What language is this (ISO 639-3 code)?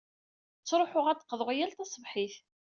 kab